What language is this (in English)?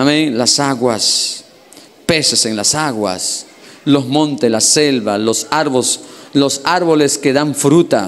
Spanish